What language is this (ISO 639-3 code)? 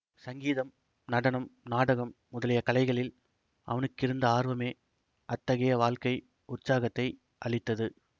tam